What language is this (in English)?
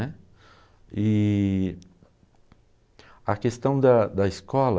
Portuguese